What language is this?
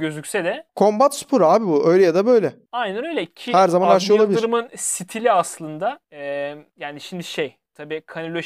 Turkish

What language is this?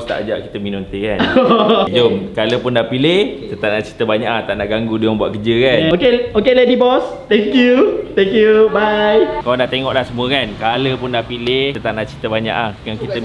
Malay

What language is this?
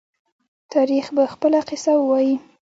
Pashto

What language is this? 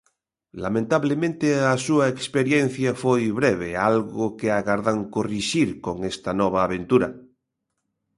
Galician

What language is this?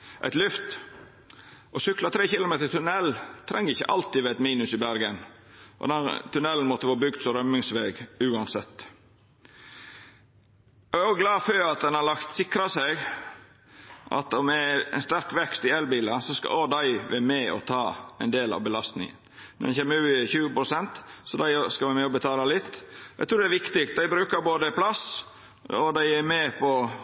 Norwegian Nynorsk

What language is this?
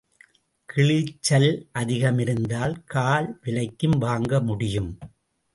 Tamil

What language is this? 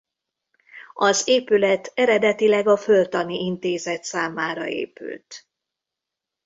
Hungarian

